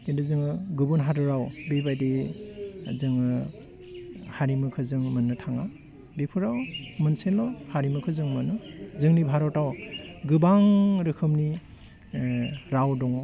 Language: Bodo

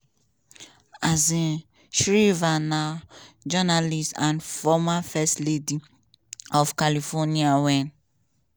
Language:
Nigerian Pidgin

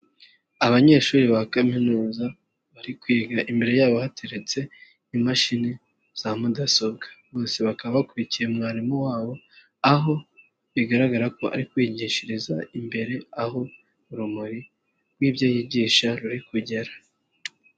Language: Kinyarwanda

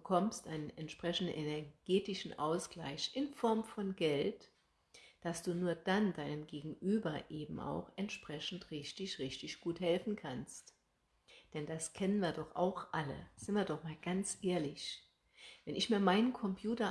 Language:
German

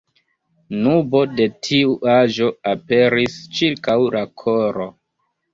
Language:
Esperanto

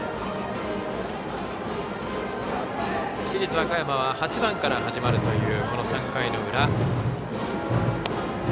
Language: Japanese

